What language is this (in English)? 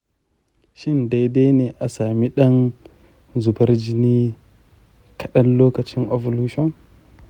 Hausa